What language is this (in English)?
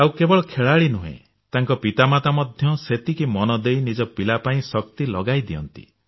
Odia